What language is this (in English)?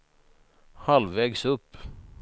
Swedish